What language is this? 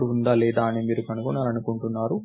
Telugu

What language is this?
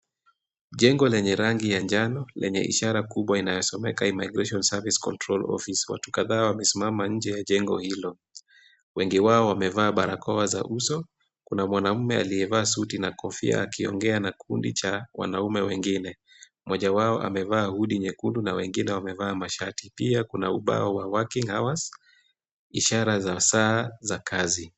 Swahili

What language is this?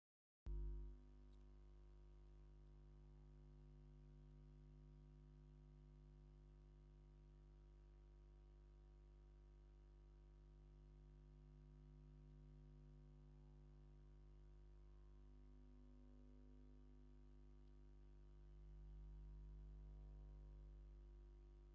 Tigrinya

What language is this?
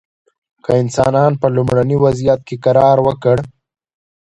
Pashto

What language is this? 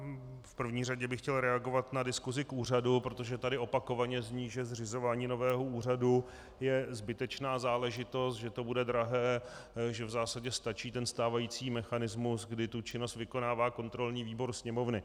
Czech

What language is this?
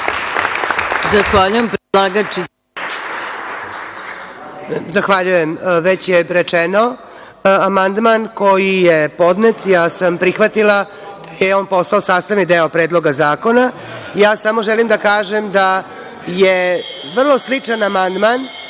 Serbian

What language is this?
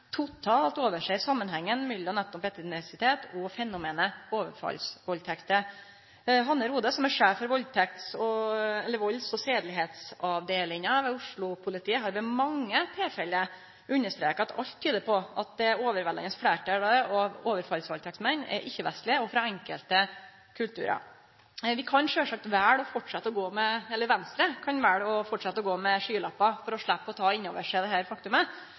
Norwegian Nynorsk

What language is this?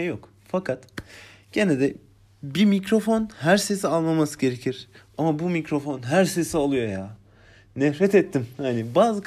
Turkish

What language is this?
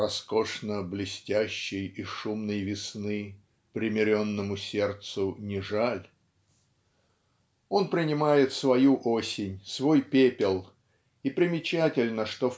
Russian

